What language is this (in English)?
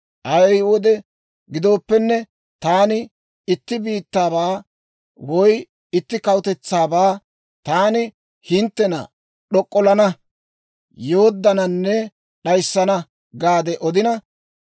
Dawro